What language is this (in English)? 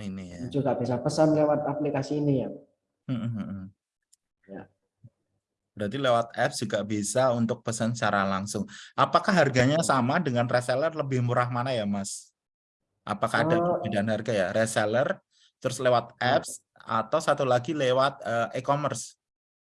Indonesian